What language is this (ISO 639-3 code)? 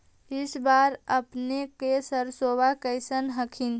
mag